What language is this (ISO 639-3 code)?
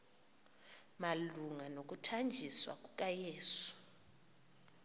xho